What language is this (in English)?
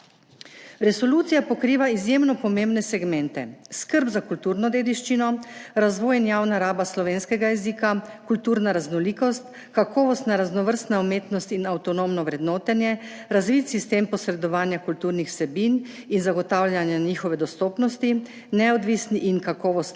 Slovenian